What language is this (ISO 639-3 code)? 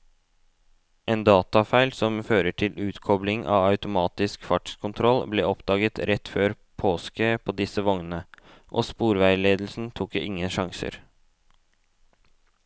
nor